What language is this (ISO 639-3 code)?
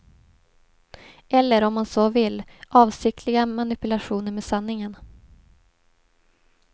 swe